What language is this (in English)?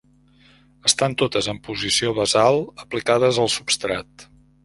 Catalan